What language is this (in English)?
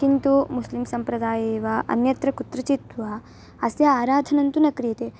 Sanskrit